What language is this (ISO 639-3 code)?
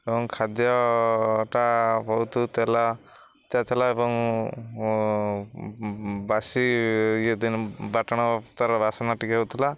ori